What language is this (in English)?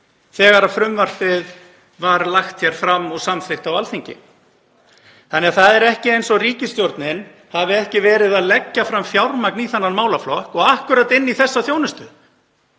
Icelandic